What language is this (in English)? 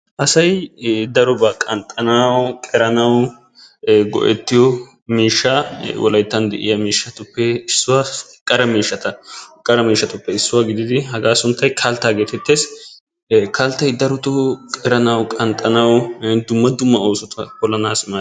Wolaytta